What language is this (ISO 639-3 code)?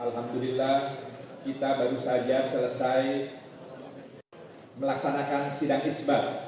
ind